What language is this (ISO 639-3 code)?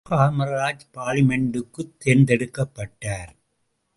tam